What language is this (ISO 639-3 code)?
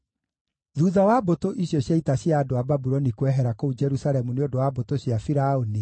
kik